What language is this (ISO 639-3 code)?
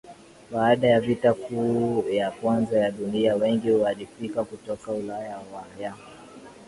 swa